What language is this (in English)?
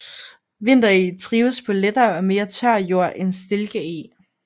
Danish